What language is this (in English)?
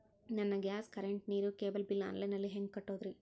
Kannada